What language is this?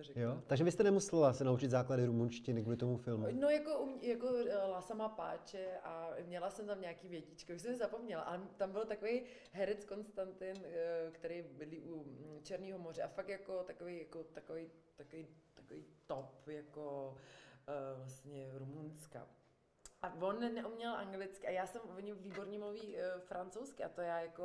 Czech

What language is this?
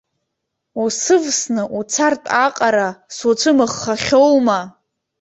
Abkhazian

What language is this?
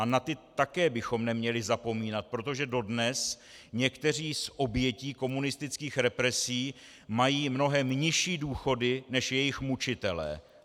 Czech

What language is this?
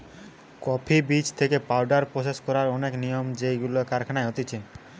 Bangla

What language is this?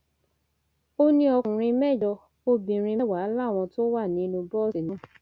Yoruba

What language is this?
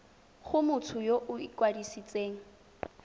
Tswana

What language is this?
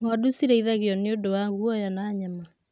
Kikuyu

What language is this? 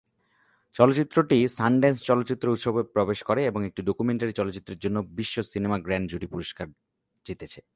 Bangla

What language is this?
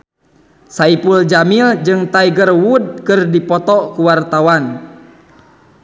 Sundanese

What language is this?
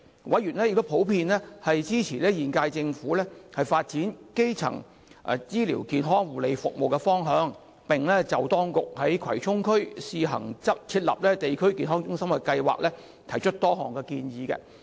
Cantonese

